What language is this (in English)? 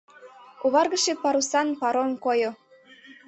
Mari